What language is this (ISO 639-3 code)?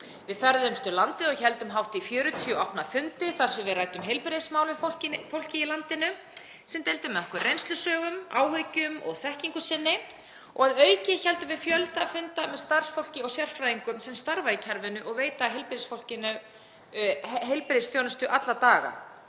isl